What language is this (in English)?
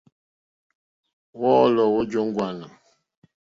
Mokpwe